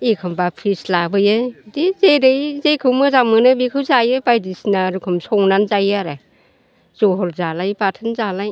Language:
Bodo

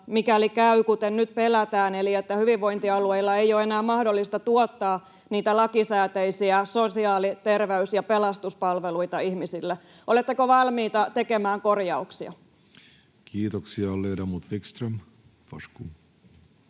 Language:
Finnish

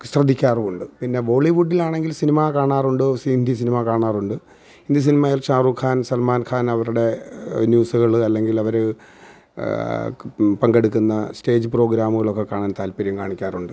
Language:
Malayalam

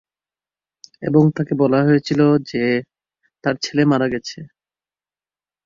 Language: Bangla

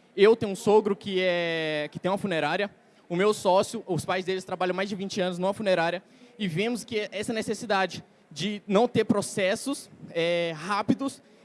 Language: Portuguese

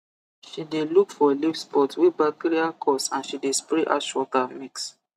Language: Nigerian Pidgin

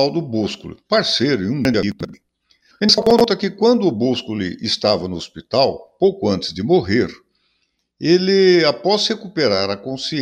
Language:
Portuguese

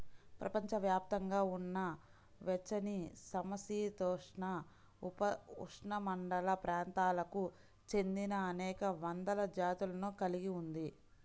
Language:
Telugu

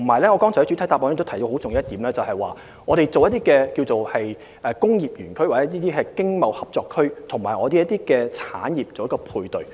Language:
Cantonese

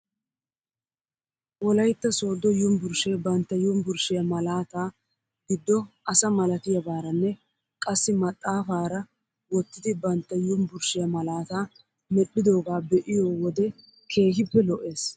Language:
Wolaytta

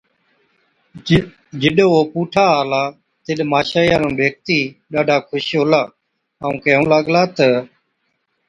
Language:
Od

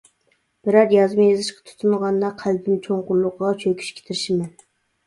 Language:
Uyghur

